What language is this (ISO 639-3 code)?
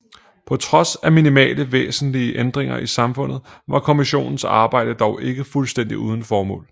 dan